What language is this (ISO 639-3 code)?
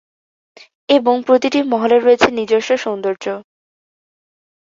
ben